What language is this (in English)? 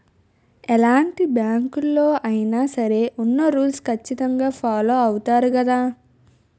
Telugu